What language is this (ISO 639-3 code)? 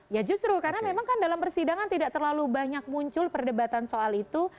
ind